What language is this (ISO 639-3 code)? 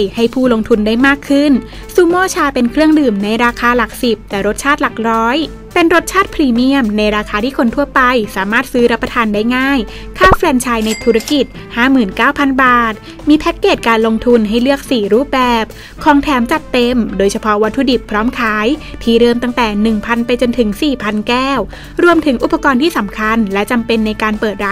tha